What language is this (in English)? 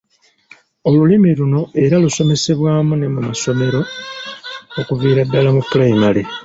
Ganda